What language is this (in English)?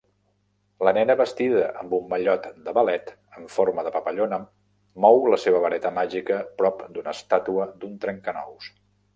Catalan